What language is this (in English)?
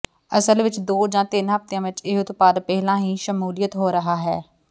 Punjabi